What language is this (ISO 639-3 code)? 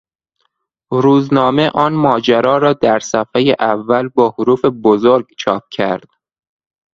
fas